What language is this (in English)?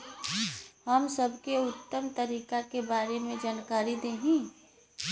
Bhojpuri